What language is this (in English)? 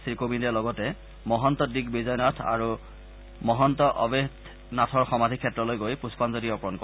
Assamese